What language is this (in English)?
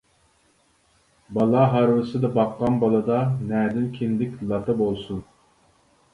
Uyghur